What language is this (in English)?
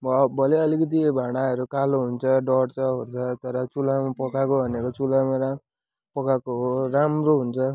Nepali